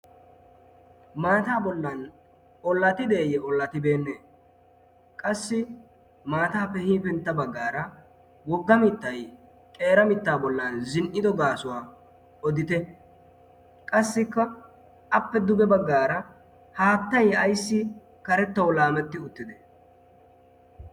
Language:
Wolaytta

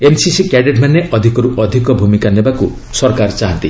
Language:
Odia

